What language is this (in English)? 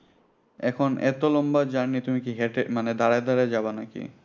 Bangla